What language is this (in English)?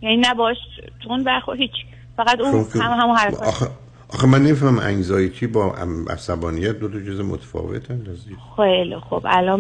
Persian